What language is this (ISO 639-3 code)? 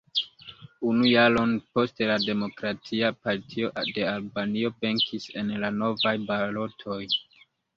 epo